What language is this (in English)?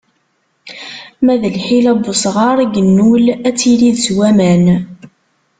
Kabyle